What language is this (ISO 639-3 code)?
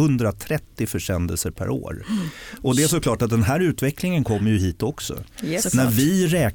swe